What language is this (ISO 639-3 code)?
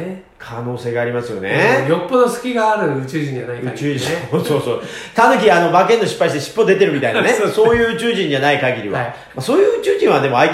jpn